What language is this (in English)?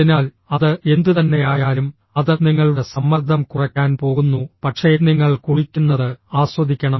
Malayalam